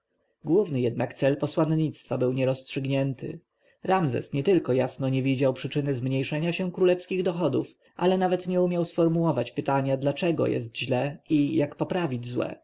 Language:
Polish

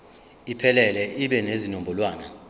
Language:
Zulu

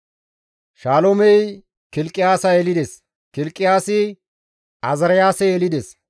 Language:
Gamo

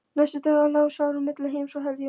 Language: Icelandic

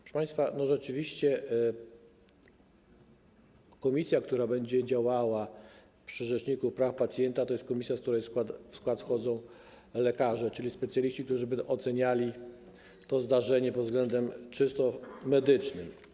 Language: Polish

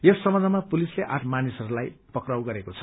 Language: Nepali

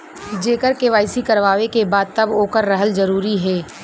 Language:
Bhojpuri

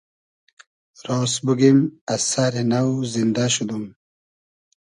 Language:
Hazaragi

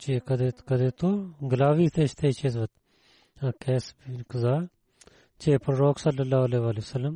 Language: Bulgarian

